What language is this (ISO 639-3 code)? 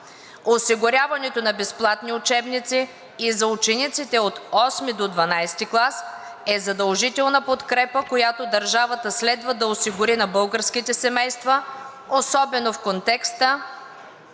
bul